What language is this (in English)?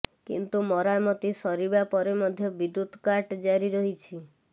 Odia